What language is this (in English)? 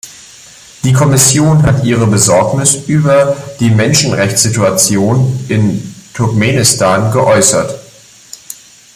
German